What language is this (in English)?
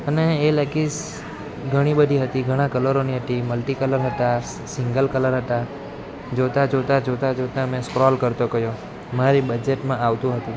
Gujarati